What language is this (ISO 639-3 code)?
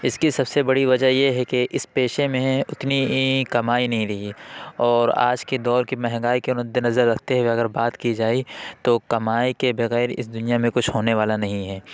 urd